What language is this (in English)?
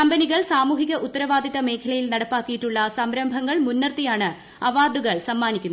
Malayalam